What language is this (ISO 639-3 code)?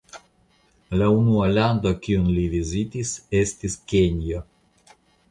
epo